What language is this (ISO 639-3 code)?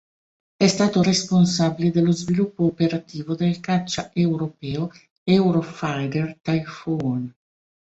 ita